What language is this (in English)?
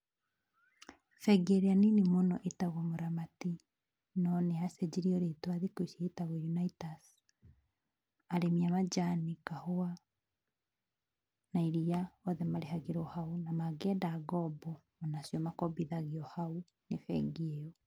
Kikuyu